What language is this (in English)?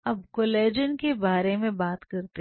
Hindi